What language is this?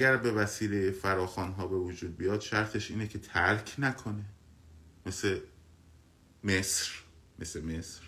Persian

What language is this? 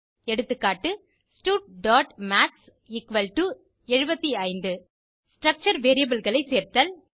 Tamil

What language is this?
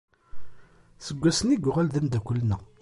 Kabyle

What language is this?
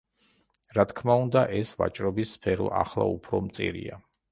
Georgian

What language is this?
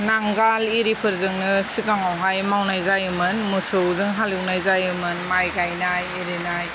Bodo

